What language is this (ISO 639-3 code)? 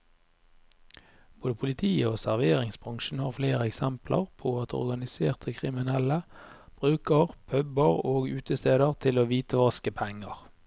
nor